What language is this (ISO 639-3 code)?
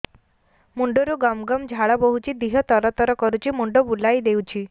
ori